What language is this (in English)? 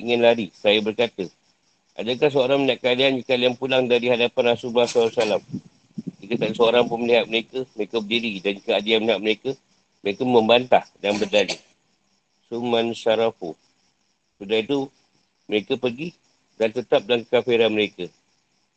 Malay